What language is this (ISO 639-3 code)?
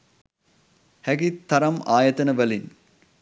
sin